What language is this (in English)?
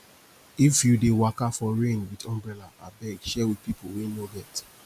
Nigerian Pidgin